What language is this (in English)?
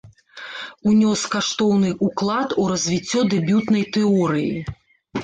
Belarusian